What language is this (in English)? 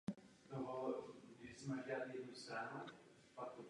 Czech